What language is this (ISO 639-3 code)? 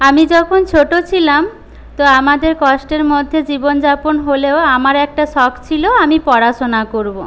ben